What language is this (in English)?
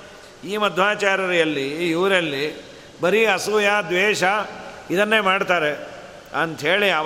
Kannada